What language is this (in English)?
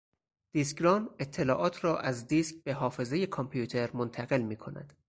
Persian